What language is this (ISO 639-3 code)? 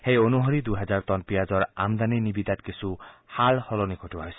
asm